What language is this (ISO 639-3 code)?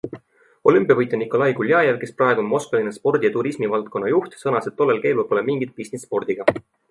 est